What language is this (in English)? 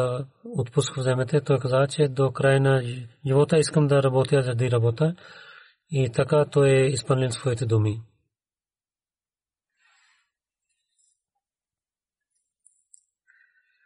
Bulgarian